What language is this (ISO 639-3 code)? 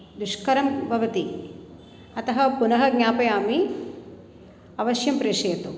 san